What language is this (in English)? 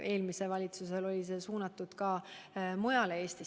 Estonian